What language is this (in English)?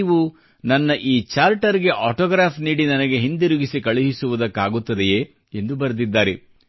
Kannada